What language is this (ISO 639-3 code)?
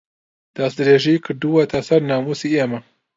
ckb